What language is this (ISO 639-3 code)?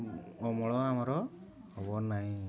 ori